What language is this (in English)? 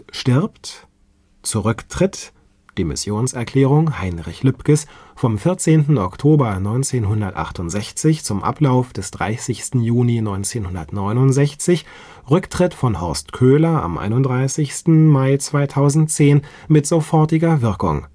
German